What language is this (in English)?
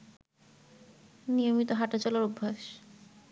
Bangla